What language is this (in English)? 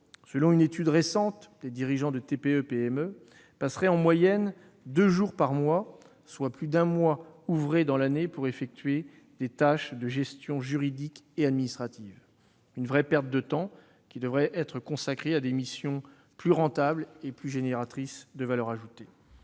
French